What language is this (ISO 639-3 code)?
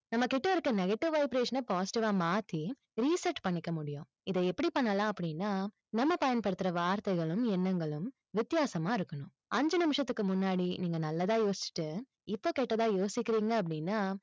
tam